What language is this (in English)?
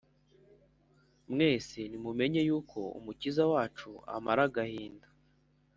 Kinyarwanda